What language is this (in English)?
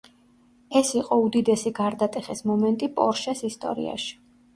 Georgian